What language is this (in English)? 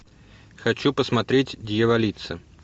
Russian